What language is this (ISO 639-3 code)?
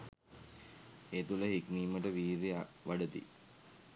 sin